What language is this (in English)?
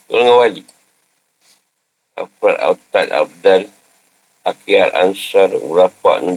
Malay